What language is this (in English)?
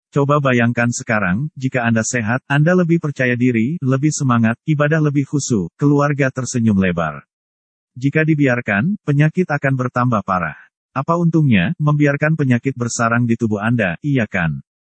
Indonesian